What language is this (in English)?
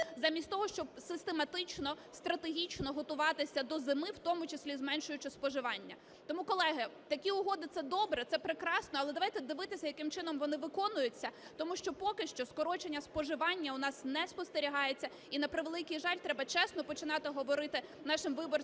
Ukrainian